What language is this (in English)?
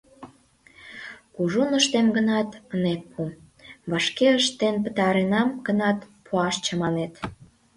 Mari